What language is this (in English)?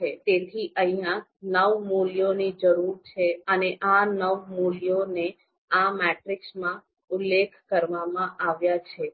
Gujarati